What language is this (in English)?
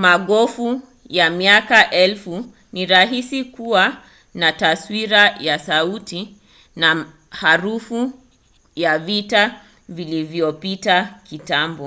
Swahili